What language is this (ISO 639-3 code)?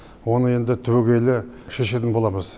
kaz